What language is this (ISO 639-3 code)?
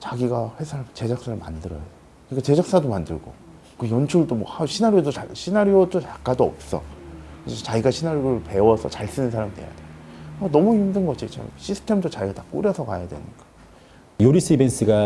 kor